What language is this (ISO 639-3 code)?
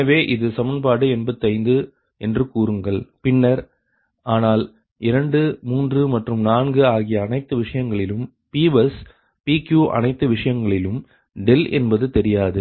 tam